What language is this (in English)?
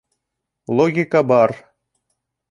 Bashkir